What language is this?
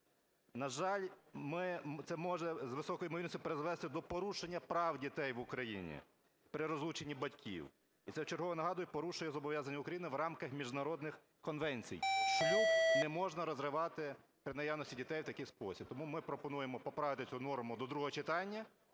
Ukrainian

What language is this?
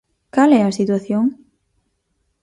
Galician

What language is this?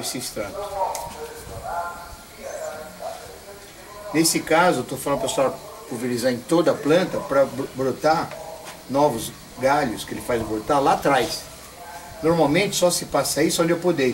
Portuguese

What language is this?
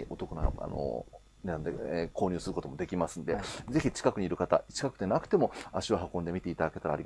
Japanese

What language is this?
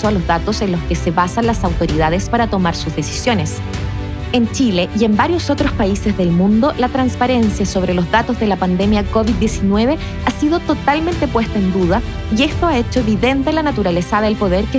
Spanish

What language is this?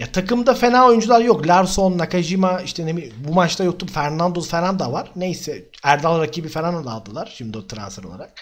Turkish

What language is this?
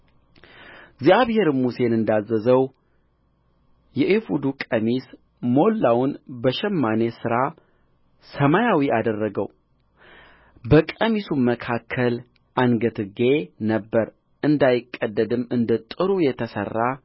Amharic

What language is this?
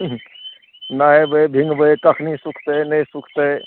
Maithili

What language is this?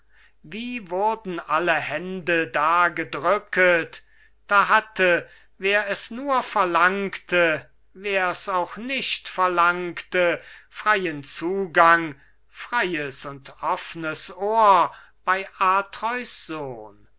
German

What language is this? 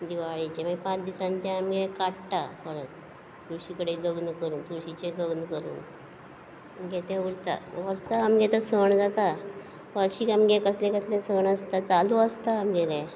Konkani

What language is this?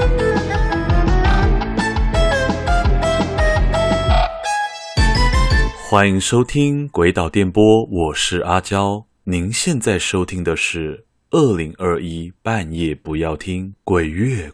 Chinese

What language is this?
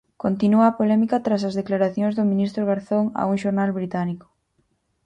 Galician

